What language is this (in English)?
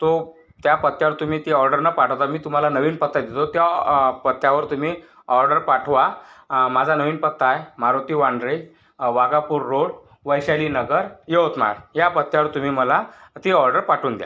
Marathi